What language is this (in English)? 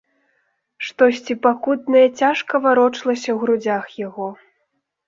Belarusian